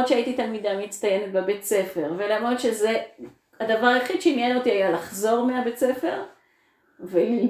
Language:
Hebrew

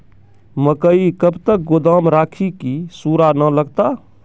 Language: Maithili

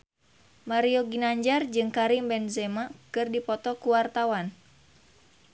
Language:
Sundanese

